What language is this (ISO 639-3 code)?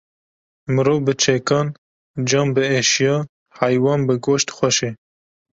kur